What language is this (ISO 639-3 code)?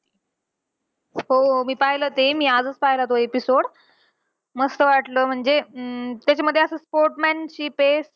mar